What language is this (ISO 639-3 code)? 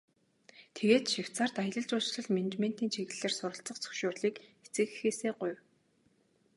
mon